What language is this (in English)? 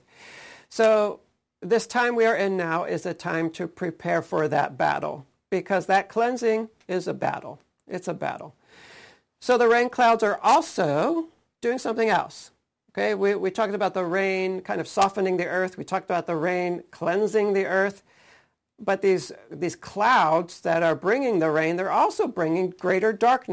English